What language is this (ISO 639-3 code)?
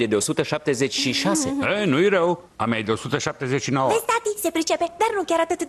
ron